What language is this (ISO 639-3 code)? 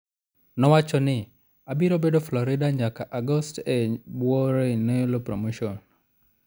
luo